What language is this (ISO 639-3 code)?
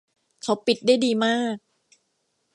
tha